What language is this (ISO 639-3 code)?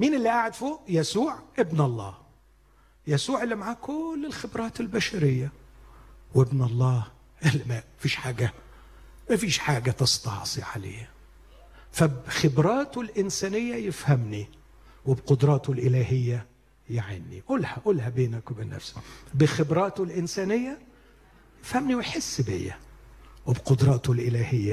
ara